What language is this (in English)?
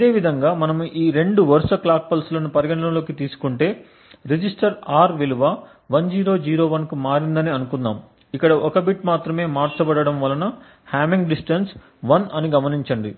Telugu